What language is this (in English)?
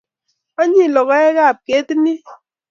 Kalenjin